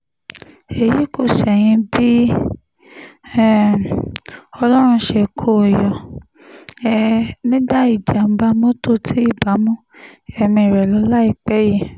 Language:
Yoruba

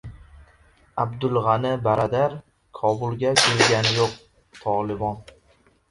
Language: Uzbek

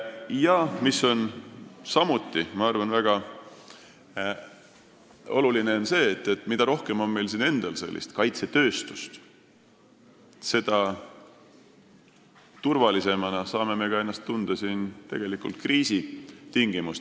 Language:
Estonian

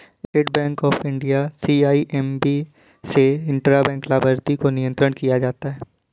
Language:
Hindi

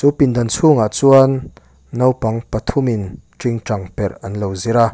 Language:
Mizo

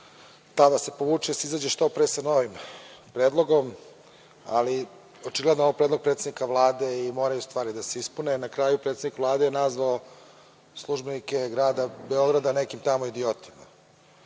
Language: Serbian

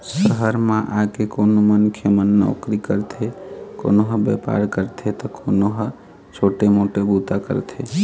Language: Chhattisgarhi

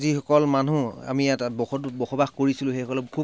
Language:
Assamese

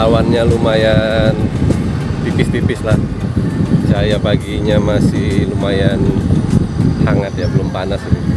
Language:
Indonesian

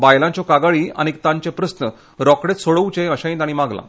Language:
Konkani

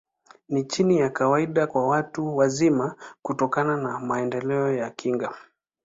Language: Swahili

